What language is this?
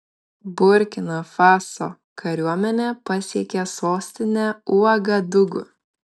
Lithuanian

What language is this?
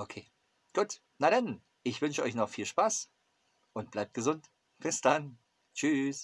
German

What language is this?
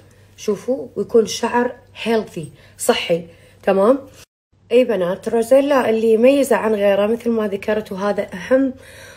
Arabic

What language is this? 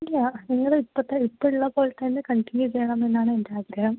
Malayalam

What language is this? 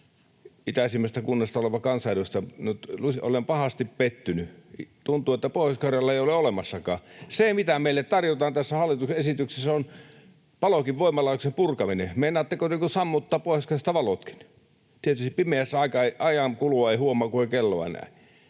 Finnish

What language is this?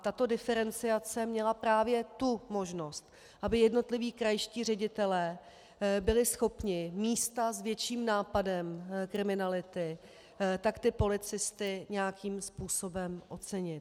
Czech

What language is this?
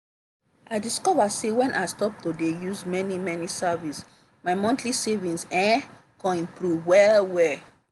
Nigerian Pidgin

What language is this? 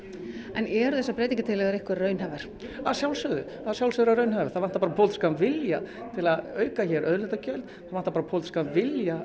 Icelandic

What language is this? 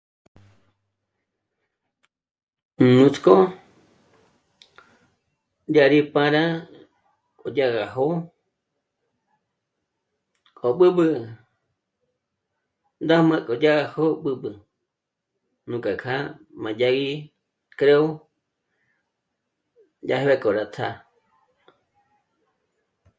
Michoacán Mazahua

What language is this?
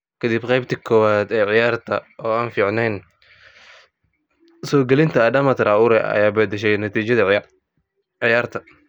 Somali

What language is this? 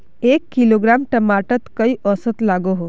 Magahi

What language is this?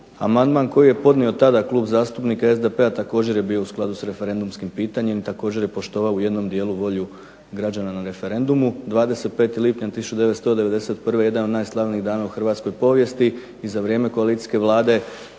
Croatian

